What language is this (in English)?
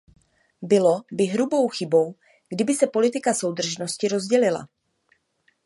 Czech